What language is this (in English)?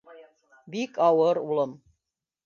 Bashkir